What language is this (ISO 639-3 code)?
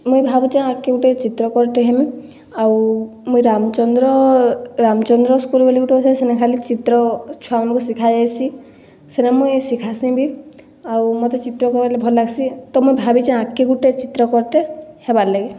ori